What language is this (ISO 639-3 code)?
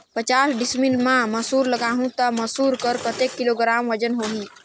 hne